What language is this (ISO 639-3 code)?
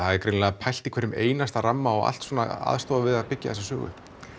isl